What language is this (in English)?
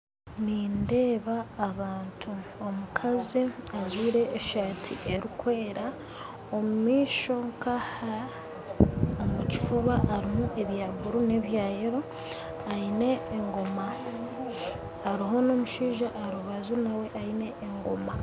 Nyankole